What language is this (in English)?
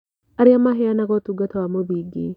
Kikuyu